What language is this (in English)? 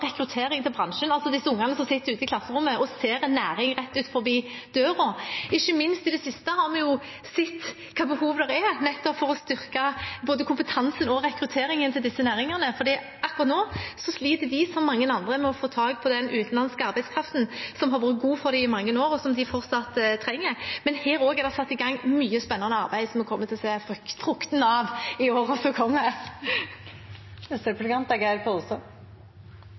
Norwegian